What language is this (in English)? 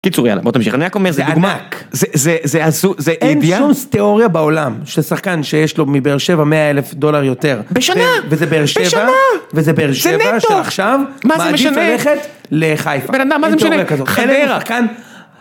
Hebrew